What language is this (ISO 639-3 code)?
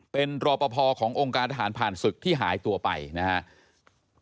tha